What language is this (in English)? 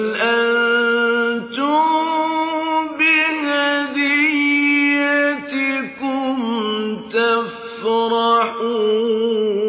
Arabic